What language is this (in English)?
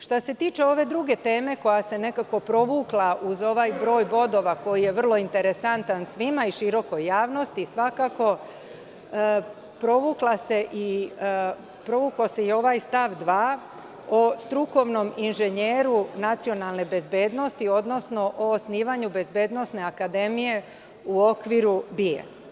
Serbian